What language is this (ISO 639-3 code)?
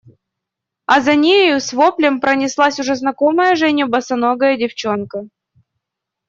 rus